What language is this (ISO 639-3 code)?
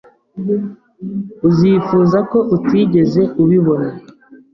kin